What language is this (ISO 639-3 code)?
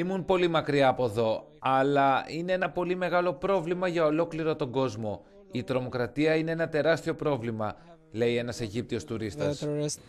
ell